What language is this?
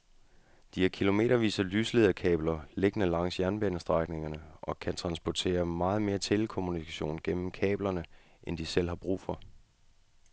Danish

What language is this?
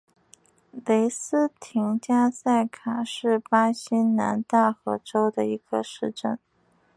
Chinese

